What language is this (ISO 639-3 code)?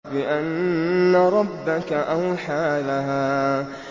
ara